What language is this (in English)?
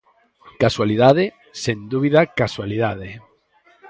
Galician